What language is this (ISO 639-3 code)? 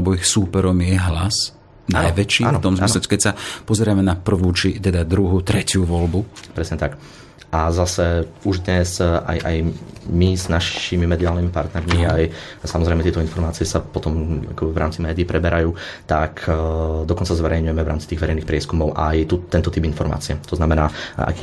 slk